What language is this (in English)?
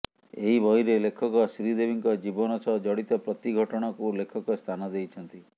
Odia